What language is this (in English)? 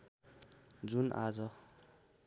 Nepali